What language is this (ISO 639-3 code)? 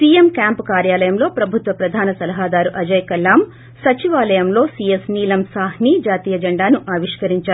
tel